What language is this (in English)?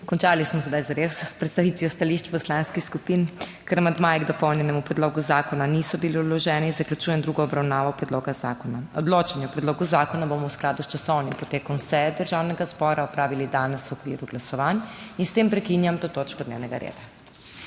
Slovenian